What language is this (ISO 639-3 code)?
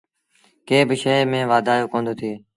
sbn